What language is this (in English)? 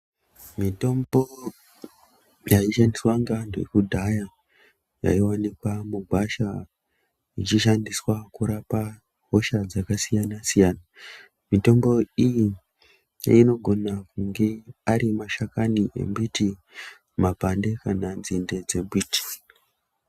Ndau